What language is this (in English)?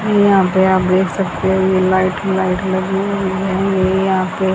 Hindi